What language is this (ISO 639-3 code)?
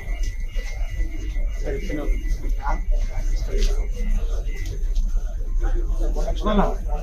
tel